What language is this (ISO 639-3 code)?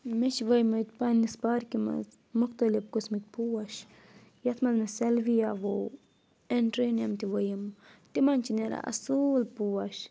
kas